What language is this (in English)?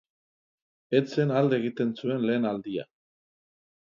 Basque